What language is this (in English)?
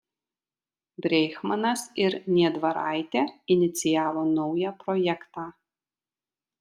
Lithuanian